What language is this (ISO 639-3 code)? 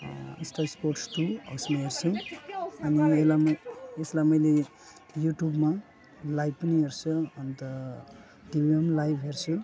nep